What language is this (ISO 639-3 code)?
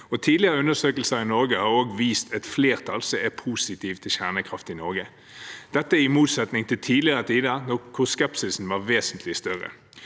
nor